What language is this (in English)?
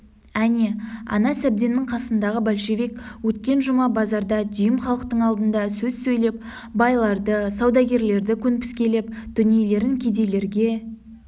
Kazakh